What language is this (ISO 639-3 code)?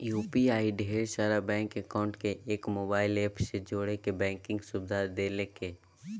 mag